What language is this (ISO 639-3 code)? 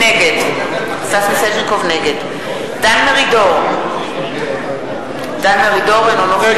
heb